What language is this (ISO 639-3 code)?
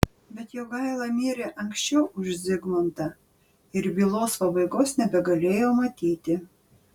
lit